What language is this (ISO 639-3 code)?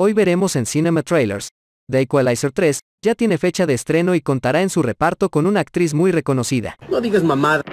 spa